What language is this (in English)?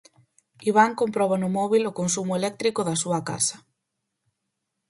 Galician